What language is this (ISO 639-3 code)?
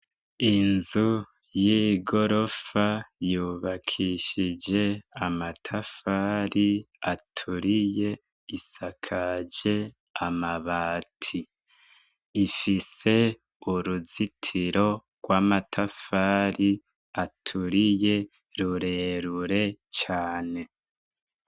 run